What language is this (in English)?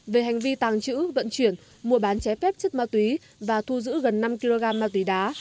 Vietnamese